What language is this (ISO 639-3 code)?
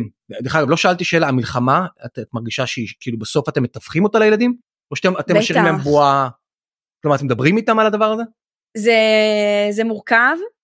heb